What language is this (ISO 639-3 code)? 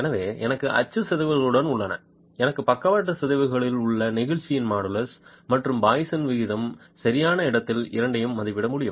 tam